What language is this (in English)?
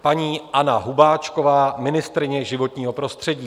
Czech